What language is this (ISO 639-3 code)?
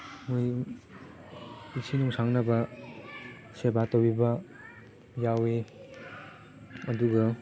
mni